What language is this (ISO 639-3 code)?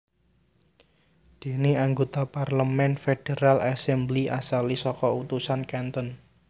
jav